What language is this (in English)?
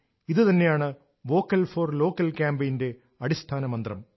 Malayalam